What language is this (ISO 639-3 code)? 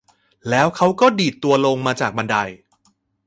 tha